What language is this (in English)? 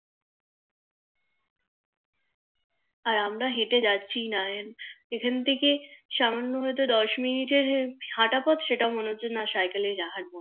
Bangla